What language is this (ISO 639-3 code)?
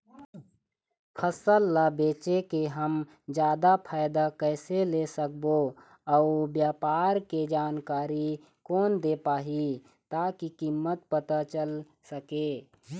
hne